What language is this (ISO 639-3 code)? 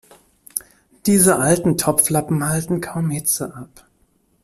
deu